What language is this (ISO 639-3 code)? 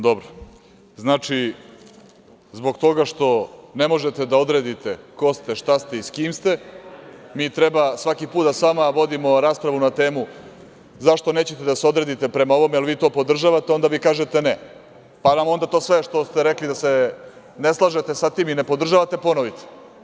srp